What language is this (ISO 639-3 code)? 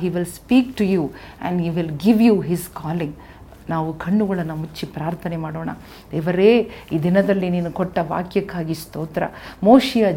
kan